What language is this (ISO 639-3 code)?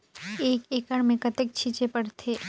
hne